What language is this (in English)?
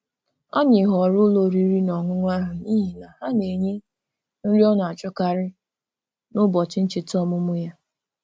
Igbo